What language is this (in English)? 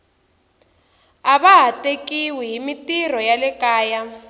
Tsonga